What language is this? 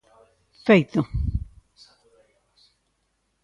Galician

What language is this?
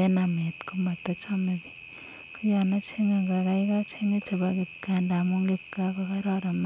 Kalenjin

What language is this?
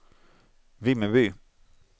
Swedish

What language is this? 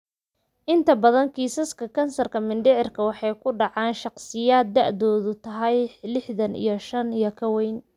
Somali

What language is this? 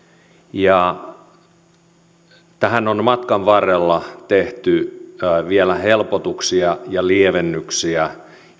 Finnish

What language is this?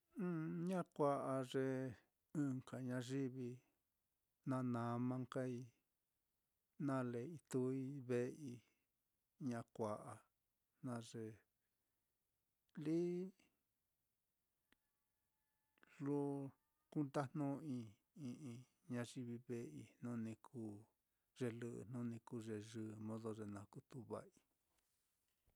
Mitlatongo Mixtec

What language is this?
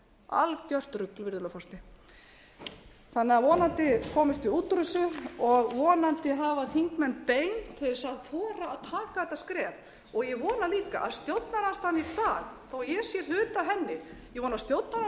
Icelandic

